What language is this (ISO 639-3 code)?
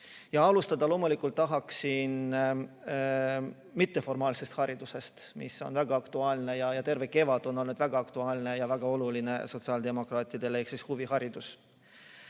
est